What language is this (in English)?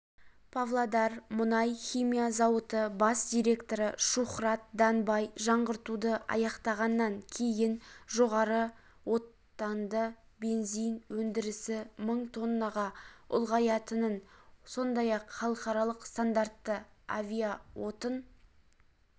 Kazakh